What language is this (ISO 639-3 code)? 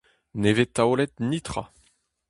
bre